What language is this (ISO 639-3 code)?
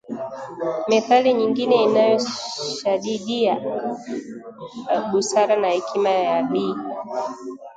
swa